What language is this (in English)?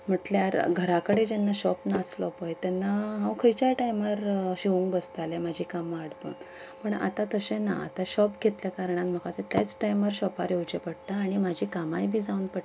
Konkani